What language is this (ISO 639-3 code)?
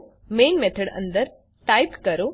guj